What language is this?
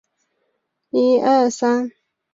Chinese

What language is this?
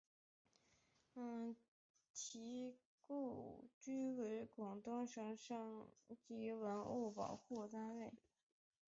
Chinese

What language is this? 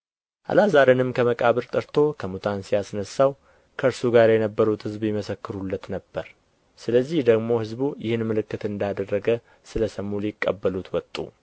Amharic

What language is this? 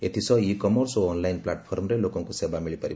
Odia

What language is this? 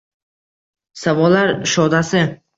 Uzbek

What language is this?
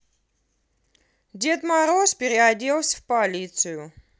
Russian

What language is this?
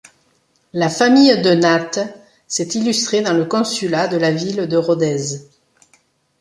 French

